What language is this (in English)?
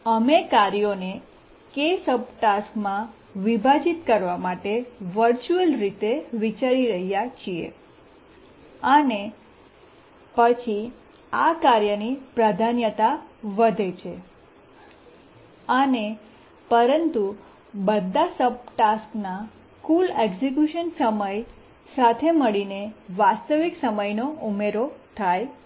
Gujarati